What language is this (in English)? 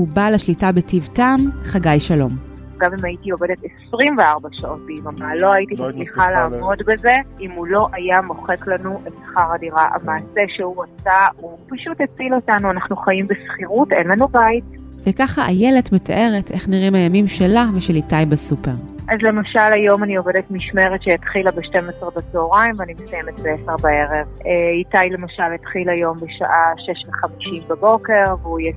Hebrew